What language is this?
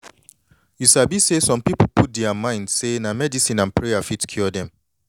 Nigerian Pidgin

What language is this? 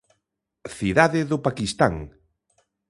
Galician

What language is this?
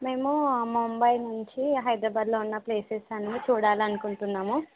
Telugu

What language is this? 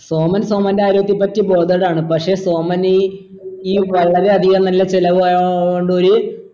Malayalam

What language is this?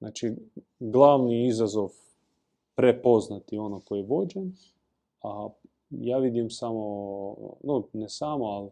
Croatian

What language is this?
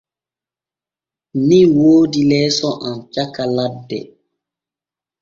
Borgu Fulfulde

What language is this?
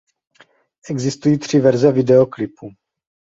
Czech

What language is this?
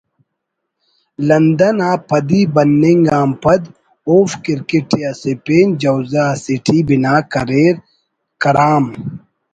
Brahui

